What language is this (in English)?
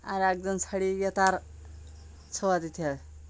Bangla